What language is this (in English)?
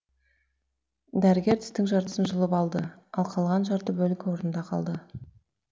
Kazakh